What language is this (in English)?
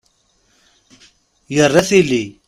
Kabyle